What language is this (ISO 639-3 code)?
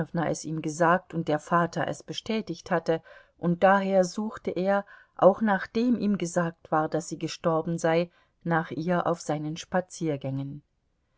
deu